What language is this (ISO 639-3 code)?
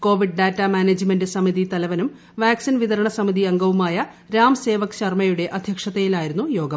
mal